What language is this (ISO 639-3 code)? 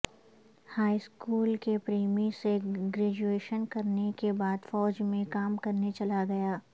urd